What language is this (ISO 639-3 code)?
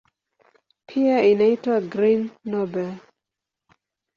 swa